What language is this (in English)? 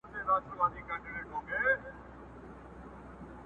Pashto